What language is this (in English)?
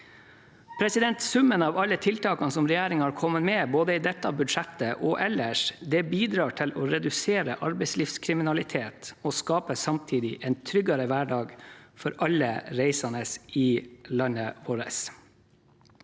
Norwegian